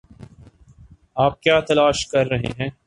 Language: Urdu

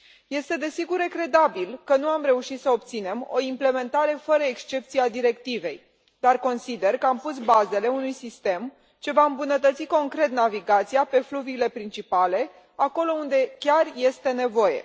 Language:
Romanian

